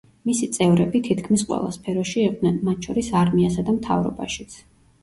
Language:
Georgian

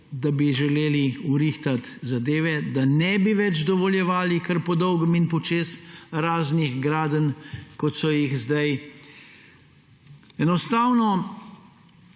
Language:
Slovenian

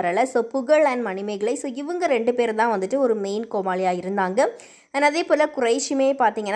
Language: Arabic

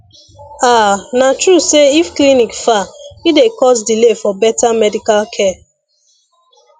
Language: Nigerian Pidgin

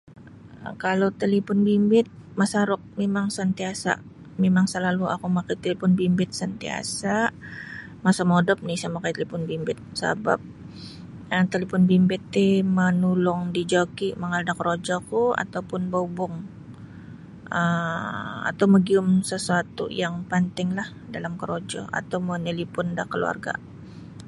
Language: Sabah Bisaya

